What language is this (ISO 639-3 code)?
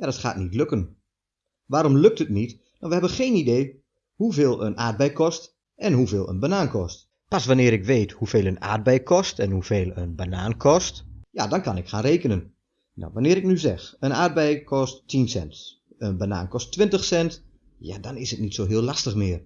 nld